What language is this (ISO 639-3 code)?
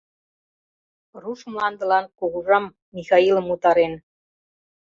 chm